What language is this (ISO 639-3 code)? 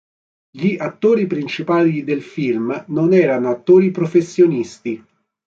ita